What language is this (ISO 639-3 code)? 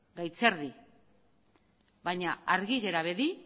eus